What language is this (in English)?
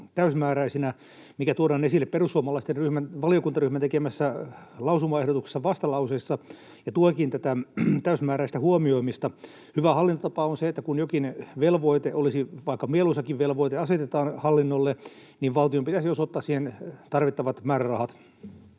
Finnish